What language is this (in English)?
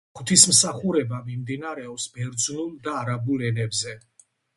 Georgian